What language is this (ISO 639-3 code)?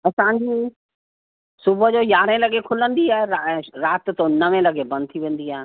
snd